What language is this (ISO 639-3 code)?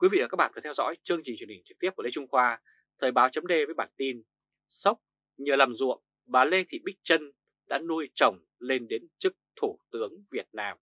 vie